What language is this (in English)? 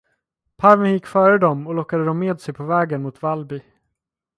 Swedish